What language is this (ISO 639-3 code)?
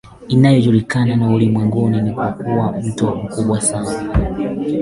swa